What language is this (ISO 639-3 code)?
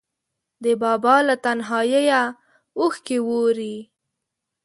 pus